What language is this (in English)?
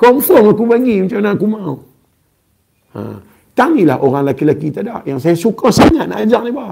Malay